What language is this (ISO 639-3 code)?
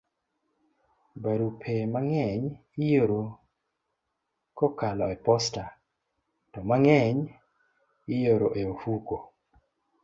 luo